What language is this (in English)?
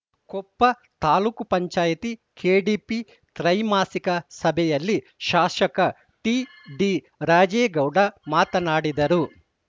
Kannada